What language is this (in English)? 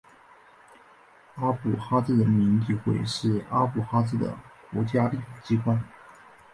Chinese